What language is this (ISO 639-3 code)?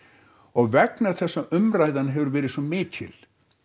isl